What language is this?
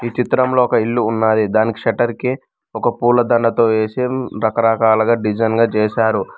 Telugu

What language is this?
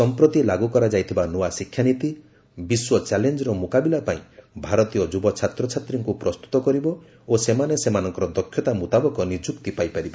Odia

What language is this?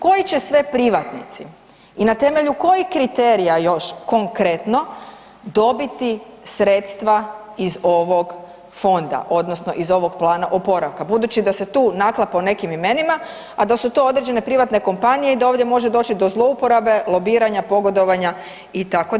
Croatian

